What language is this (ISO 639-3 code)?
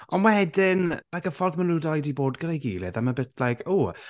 cym